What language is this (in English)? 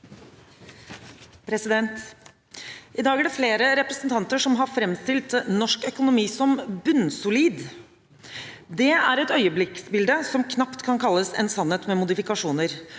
Norwegian